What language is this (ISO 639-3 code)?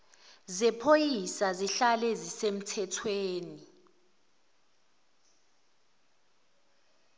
zul